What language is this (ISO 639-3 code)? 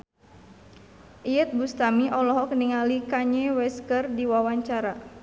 sun